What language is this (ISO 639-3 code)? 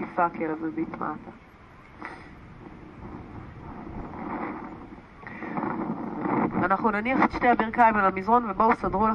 heb